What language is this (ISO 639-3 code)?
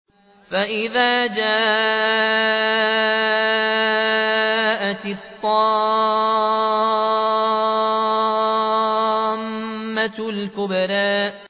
ara